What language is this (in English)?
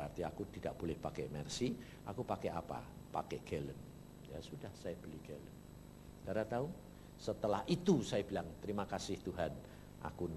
Indonesian